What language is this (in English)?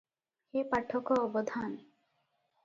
Odia